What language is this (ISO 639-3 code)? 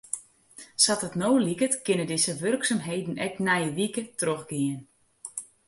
fry